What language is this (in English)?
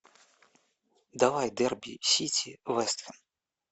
Russian